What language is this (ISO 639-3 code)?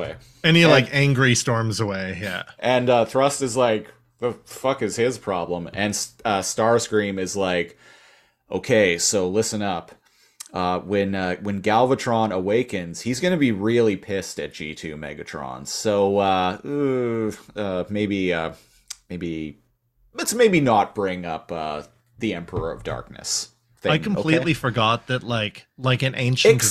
eng